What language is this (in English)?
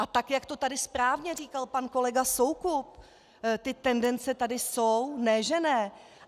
Czech